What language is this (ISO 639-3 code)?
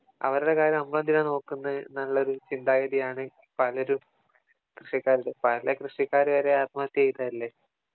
mal